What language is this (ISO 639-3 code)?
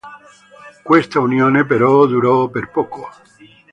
ita